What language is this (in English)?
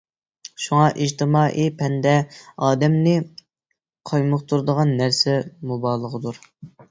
Uyghur